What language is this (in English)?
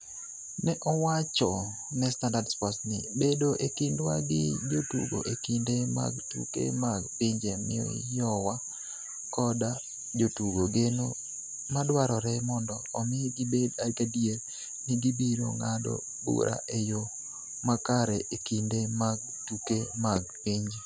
Luo (Kenya and Tanzania)